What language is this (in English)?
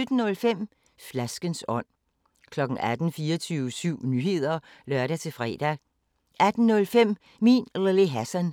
Danish